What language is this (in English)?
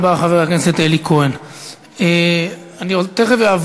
Hebrew